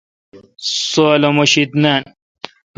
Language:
Kalkoti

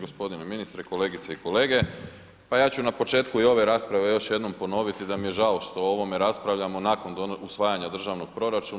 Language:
Croatian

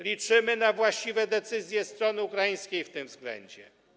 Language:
Polish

